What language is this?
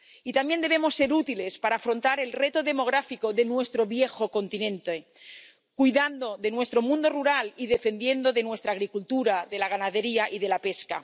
Spanish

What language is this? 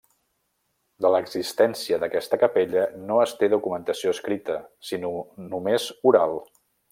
Catalan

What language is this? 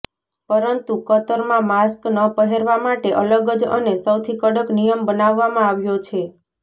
Gujarati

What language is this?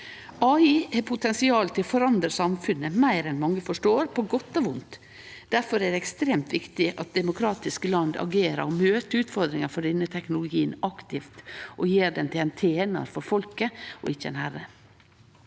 Norwegian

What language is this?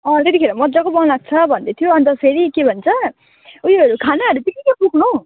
Nepali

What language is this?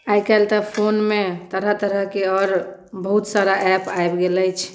Maithili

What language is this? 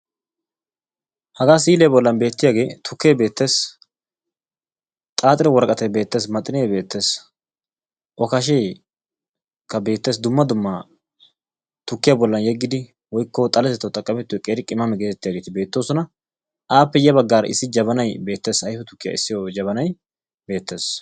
Wolaytta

